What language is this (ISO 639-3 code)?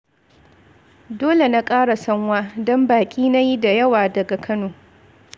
hau